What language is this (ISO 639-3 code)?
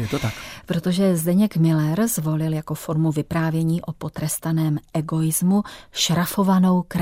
ces